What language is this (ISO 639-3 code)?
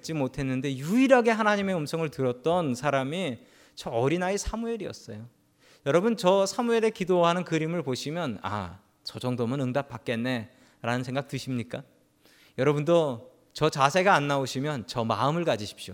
kor